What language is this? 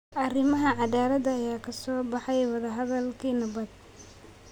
Somali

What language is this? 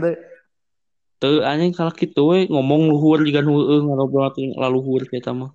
Indonesian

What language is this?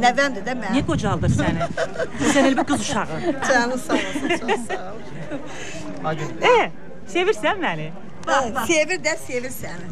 Turkish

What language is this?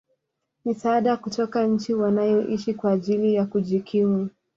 Swahili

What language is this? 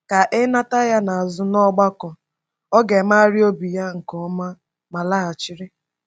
Igbo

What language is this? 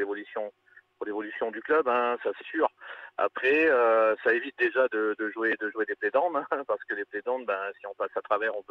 French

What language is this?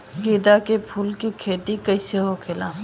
Bhojpuri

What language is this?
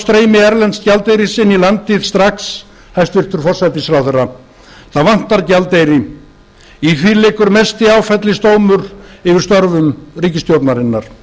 Icelandic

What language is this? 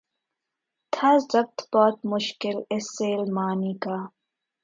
Urdu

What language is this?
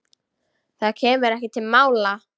Icelandic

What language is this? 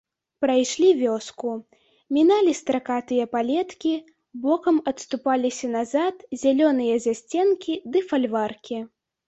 Belarusian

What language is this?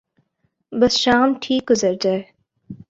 Urdu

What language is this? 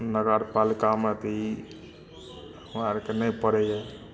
Maithili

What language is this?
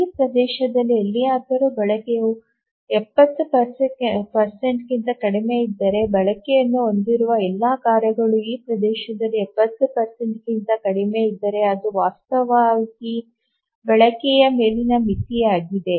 Kannada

